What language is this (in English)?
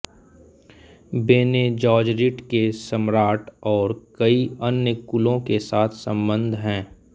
Hindi